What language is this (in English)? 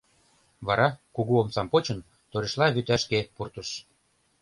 Mari